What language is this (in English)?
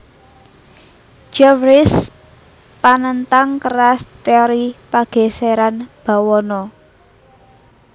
Javanese